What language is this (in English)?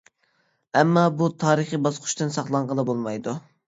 Uyghur